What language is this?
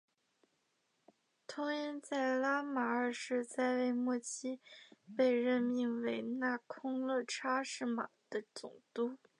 Chinese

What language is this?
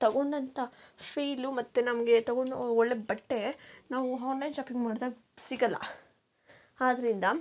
Kannada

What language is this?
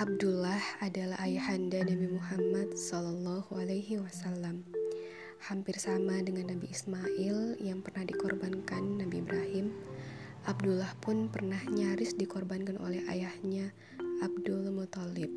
Indonesian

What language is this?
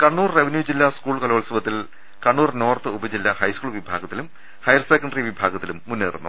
Malayalam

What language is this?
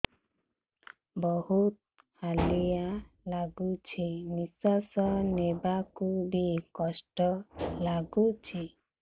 Odia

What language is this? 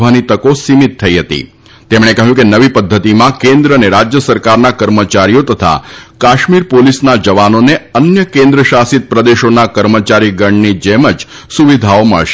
Gujarati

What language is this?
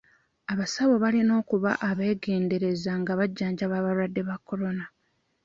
Ganda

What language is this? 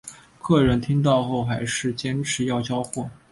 Chinese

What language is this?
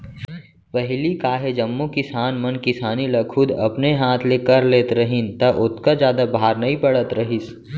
Chhattisgarhi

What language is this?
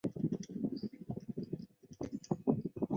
Chinese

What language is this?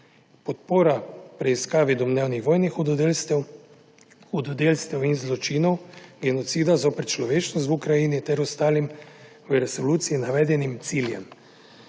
Slovenian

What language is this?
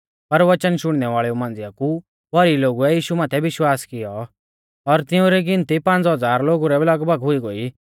Mahasu Pahari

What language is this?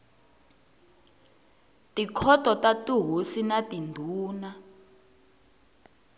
Tsonga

